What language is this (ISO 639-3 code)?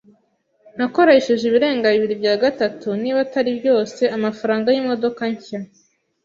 kin